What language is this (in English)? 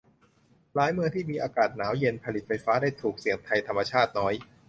Thai